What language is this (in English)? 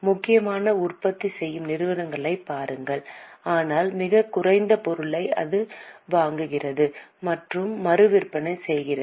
Tamil